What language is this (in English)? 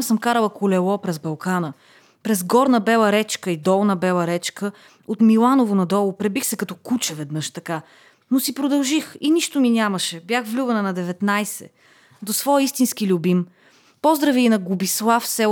Bulgarian